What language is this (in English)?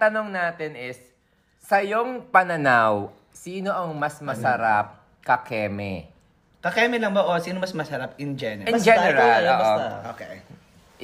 Filipino